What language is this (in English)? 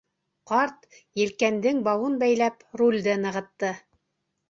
Bashkir